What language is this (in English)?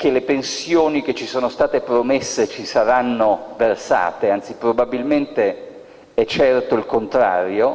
Italian